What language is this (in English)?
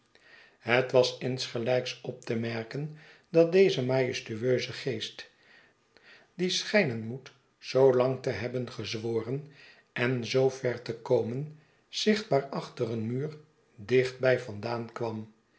Dutch